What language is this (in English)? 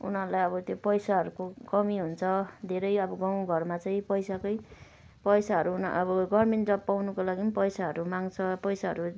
Nepali